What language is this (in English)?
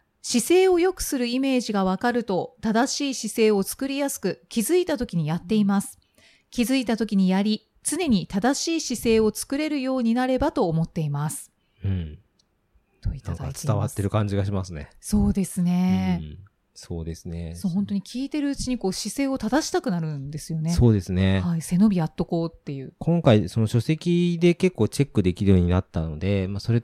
Japanese